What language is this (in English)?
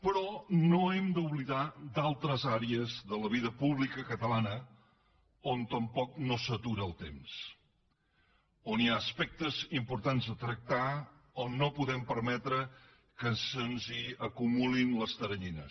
Catalan